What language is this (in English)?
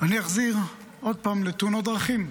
Hebrew